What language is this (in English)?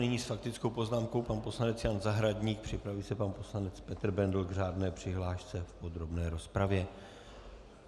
Czech